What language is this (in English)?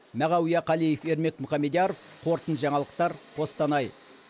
Kazakh